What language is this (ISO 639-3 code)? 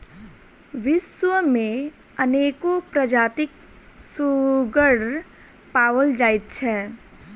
mai